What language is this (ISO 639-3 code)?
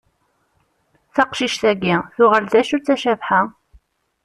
kab